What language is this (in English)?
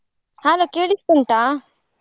Kannada